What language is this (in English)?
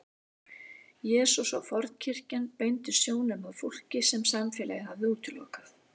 Icelandic